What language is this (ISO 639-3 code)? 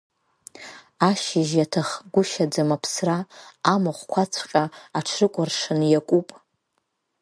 abk